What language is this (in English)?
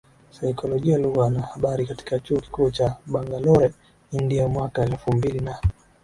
Swahili